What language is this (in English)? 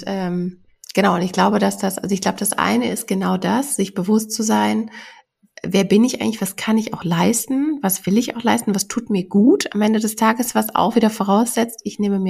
German